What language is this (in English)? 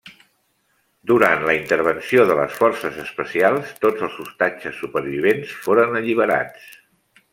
Catalan